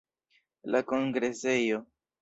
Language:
Esperanto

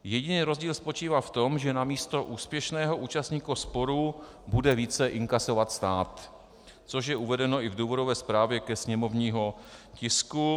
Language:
Czech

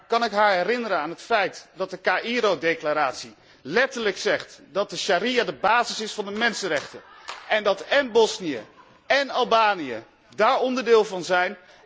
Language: Dutch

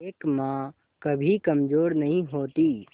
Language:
Hindi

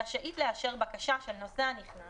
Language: Hebrew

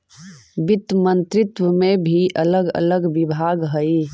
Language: Magahi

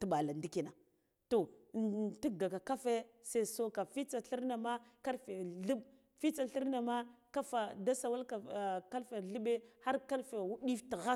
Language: Guduf-Gava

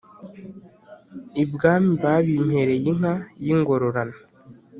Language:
Kinyarwanda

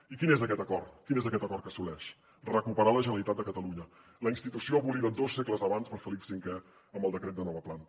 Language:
Catalan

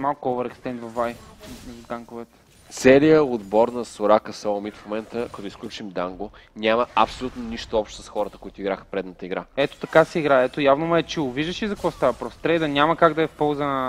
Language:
Bulgarian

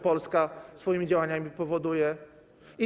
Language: Polish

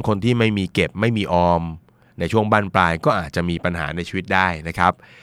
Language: Thai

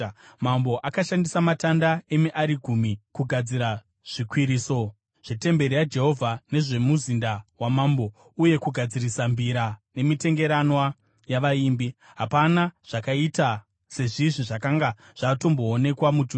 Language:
Shona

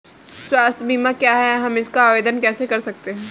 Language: Hindi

